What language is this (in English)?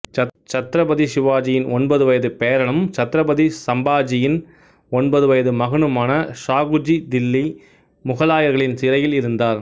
Tamil